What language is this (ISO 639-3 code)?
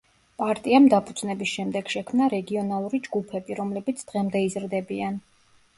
kat